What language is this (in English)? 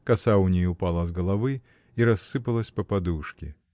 Russian